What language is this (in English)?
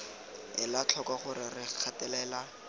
Tswana